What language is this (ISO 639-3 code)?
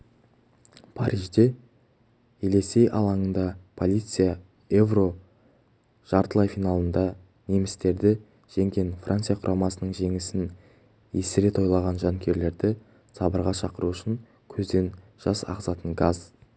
kaz